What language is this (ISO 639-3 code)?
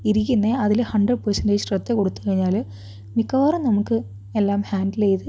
mal